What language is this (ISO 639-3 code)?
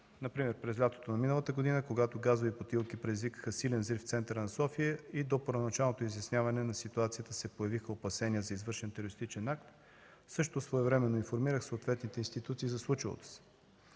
bul